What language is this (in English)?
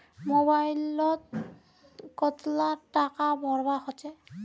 Magahi